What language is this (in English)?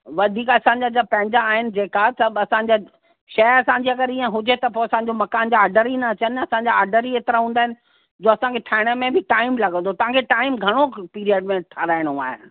Sindhi